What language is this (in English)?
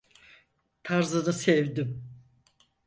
Turkish